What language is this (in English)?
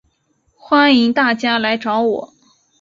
Chinese